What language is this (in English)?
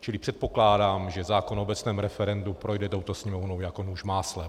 Czech